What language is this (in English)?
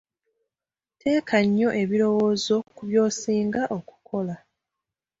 Ganda